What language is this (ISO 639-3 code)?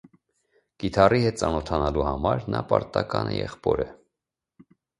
hye